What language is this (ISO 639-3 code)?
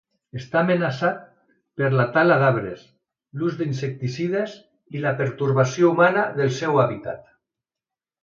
cat